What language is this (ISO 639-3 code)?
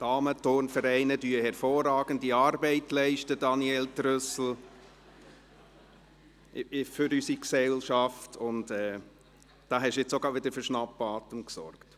gsw